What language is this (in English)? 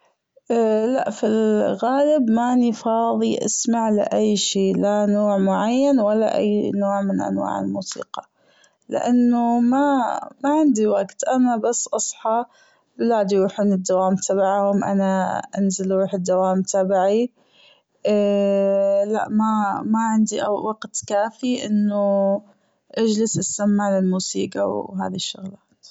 Gulf Arabic